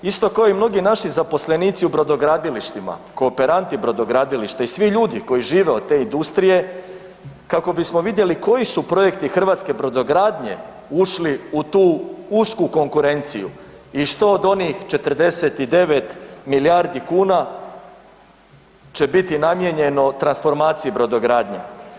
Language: Croatian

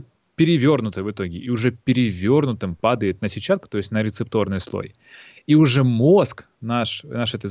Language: Russian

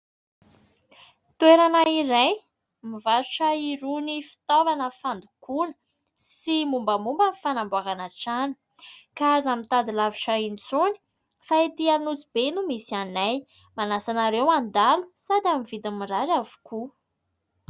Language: Malagasy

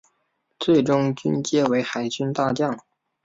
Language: Chinese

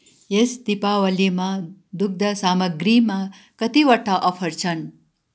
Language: Nepali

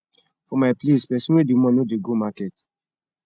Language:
Nigerian Pidgin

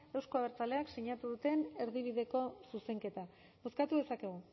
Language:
Basque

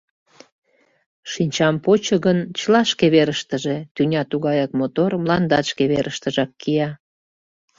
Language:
Mari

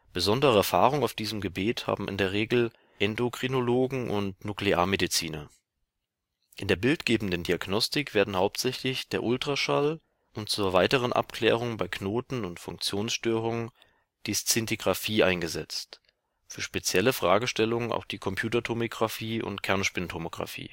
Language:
German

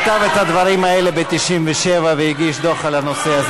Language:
Hebrew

